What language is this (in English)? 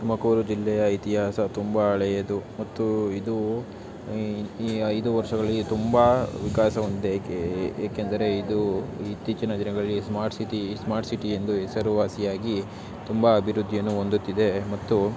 Kannada